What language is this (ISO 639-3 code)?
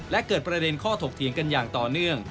tha